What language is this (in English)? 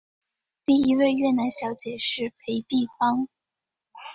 Chinese